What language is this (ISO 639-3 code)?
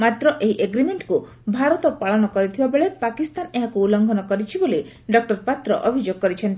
ori